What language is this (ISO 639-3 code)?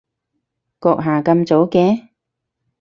yue